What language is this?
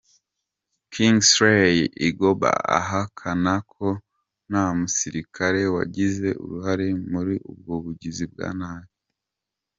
Kinyarwanda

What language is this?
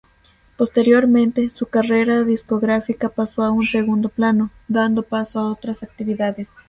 Spanish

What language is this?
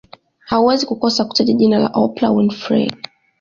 Swahili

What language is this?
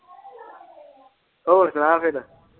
Punjabi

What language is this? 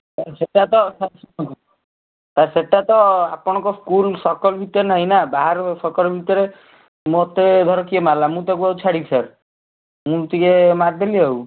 Odia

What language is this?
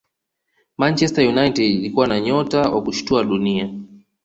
Swahili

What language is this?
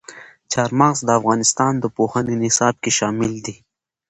Pashto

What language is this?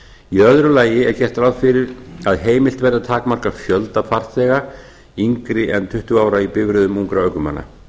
Icelandic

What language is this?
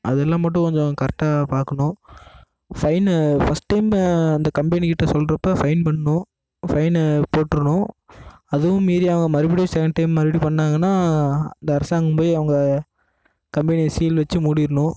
Tamil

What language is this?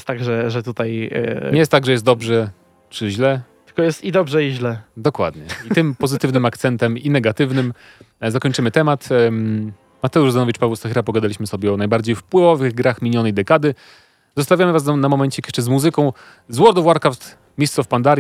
Polish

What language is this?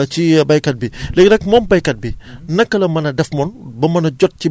Wolof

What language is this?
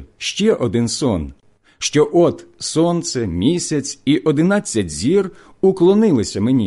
Ukrainian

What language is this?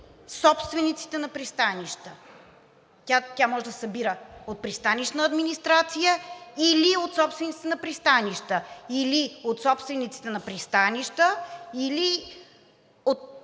Bulgarian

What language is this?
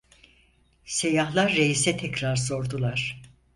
Turkish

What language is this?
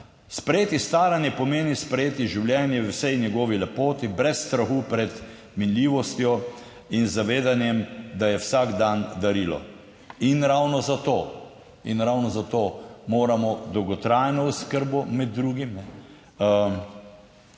Slovenian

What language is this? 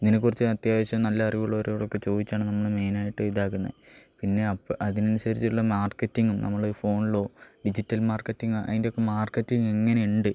Malayalam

